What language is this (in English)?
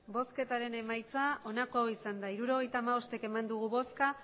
Basque